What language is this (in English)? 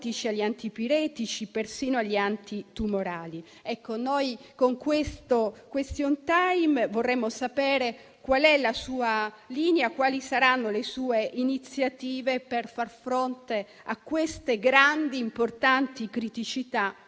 Italian